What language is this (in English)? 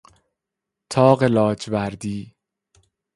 Persian